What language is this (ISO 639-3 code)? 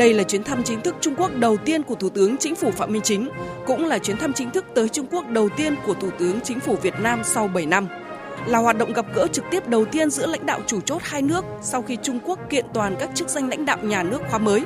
vie